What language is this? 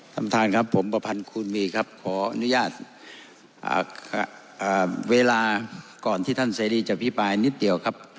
Thai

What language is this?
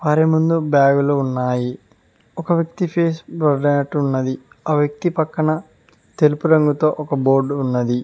Telugu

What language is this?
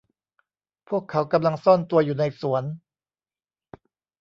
Thai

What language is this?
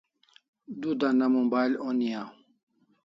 Kalasha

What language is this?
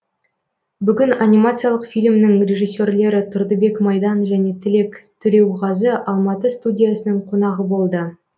Kazakh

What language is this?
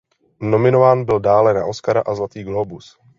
Czech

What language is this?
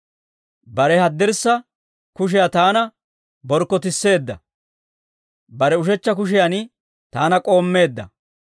Dawro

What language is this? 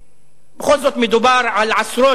Hebrew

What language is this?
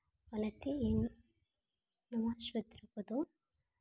Santali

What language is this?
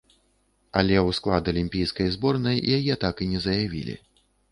Belarusian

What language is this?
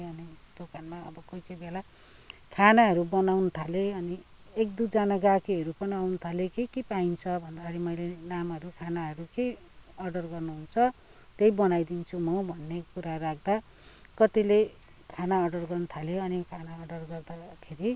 Nepali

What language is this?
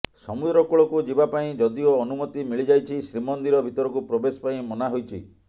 Odia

